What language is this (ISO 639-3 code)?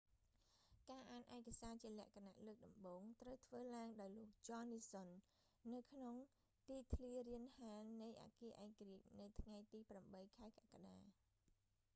khm